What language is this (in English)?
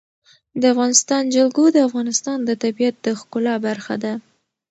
Pashto